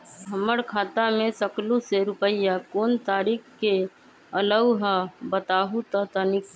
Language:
Magahi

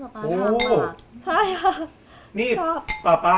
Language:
Thai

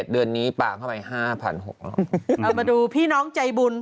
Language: Thai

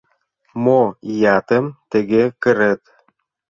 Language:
Mari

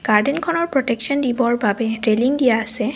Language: Assamese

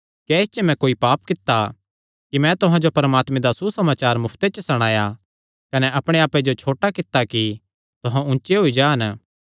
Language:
Kangri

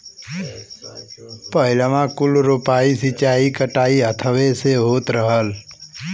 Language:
Bhojpuri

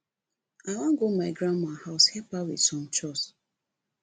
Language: Nigerian Pidgin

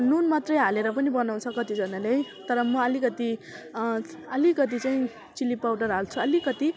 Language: Nepali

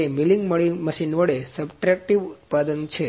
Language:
Gujarati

